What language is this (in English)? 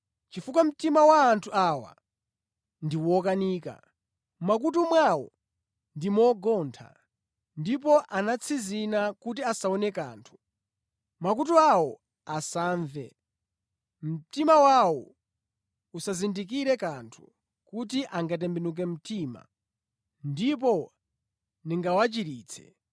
Nyanja